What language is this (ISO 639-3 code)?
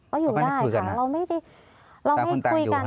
tha